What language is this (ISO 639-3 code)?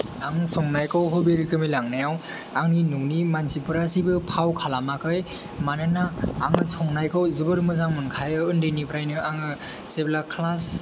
brx